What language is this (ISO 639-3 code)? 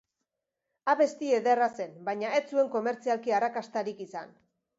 eus